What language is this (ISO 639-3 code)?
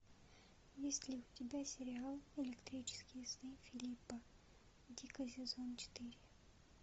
rus